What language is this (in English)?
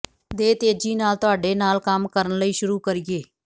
Punjabi